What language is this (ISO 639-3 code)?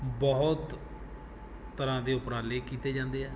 pan